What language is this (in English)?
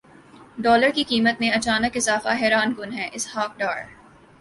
Urdu